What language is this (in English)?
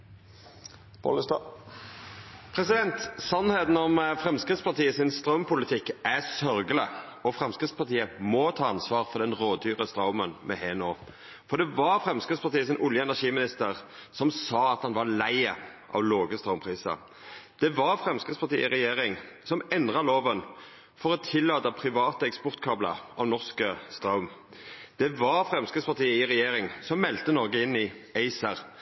Norwegian Nynorsk